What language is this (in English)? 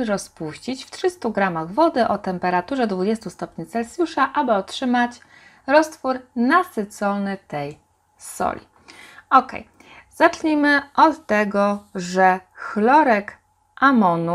Polish